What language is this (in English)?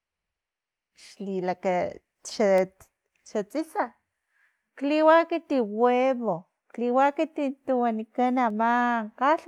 Filomena Mata-Coahuitlán Totonac